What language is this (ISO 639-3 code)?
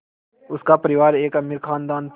hin